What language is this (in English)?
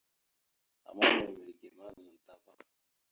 Mada (Cameroon)